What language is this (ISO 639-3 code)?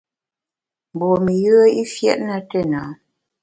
bax